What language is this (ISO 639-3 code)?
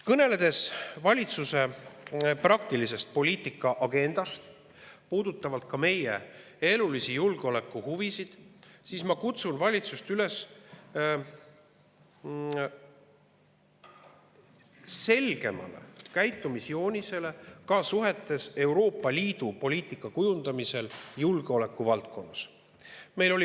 est